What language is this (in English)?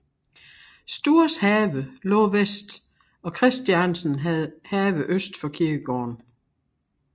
Danish